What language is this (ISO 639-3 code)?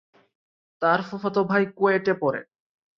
ben